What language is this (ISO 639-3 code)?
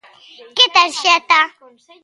glg